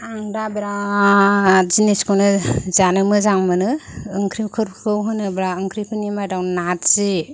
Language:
Bodo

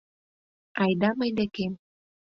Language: Mari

